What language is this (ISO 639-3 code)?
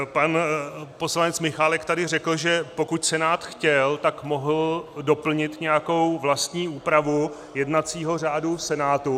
ces